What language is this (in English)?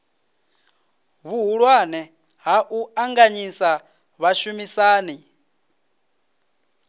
Venda